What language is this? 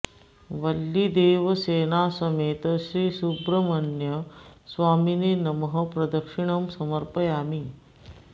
Sanskrit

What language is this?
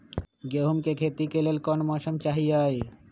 Magahi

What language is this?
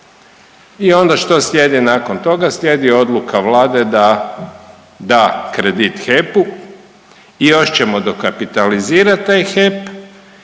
Croatian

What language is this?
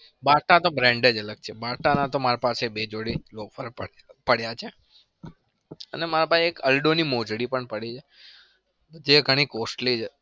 Gujarati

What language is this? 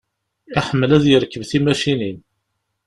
Kabyle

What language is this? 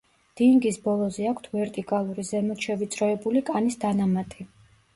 Georgian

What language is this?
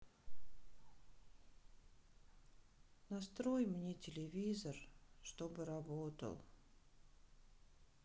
Russian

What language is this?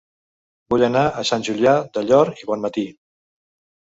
Catalan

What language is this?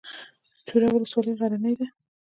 Pashto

